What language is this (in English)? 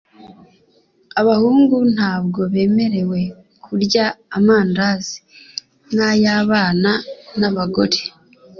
Kinyarwanda